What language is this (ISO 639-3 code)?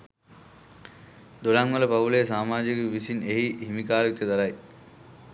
sin